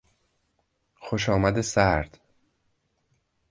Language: Persian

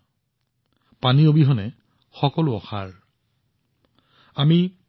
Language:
Assamese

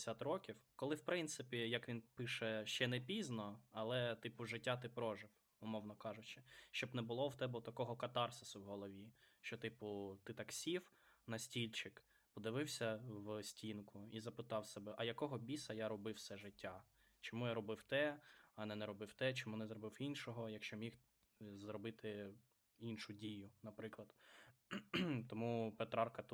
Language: Ukrainian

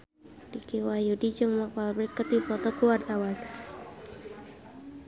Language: Sundanese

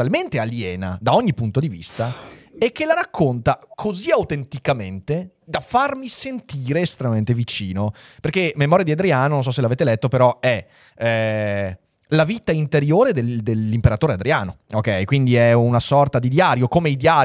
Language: Italian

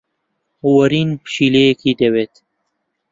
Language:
Central Kurdish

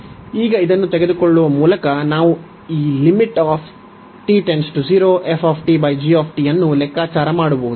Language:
Kannada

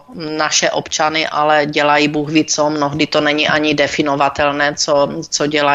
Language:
Czech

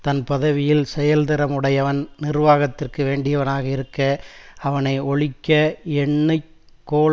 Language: Tamil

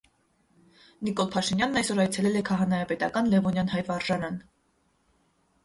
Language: Armenian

